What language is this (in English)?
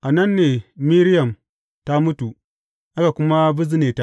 Hausa